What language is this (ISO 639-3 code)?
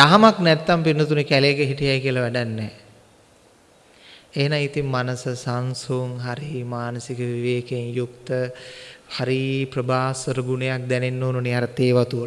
sin